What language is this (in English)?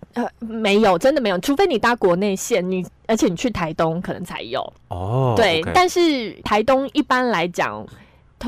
Chinese